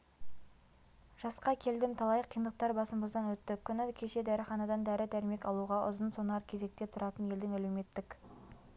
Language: Kazakh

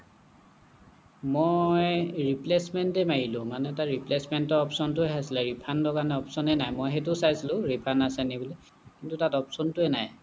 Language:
Assamese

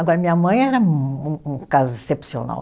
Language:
Portuguese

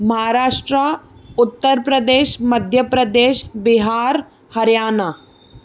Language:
Sindhi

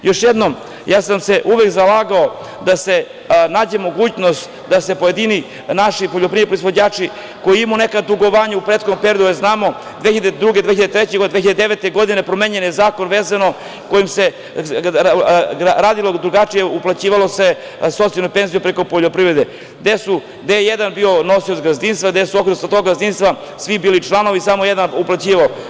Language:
Serbian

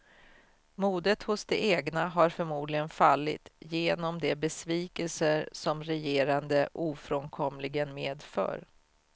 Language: Swedish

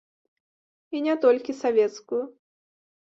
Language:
Belarusian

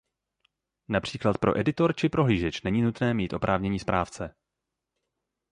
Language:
Czech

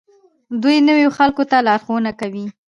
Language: Pashto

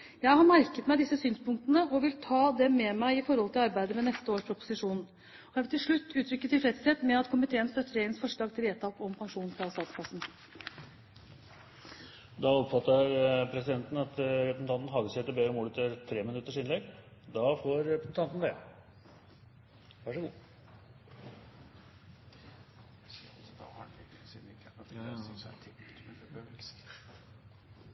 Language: Norwegian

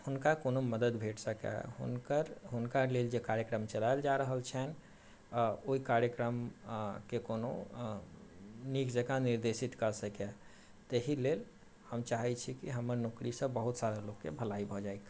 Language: Maithili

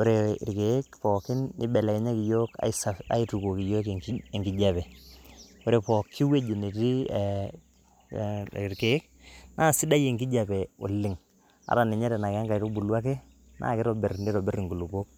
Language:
Masai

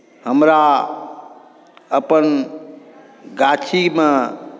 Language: Maithili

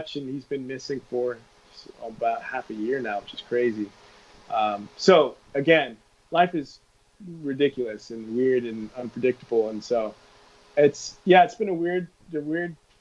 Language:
English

